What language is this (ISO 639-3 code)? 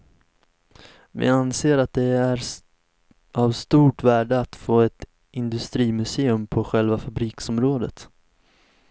swe